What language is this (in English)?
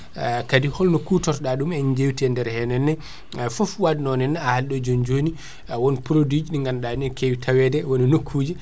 Fula